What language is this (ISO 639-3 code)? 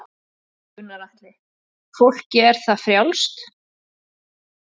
isl